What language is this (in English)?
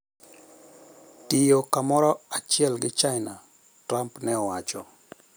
Luo (Kenya and Tanzania)